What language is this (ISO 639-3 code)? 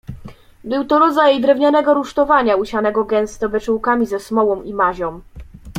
pol